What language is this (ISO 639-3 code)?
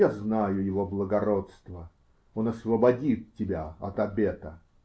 rus